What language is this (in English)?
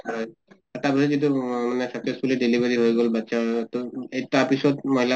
Assamese